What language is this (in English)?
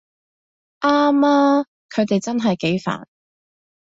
Cantonese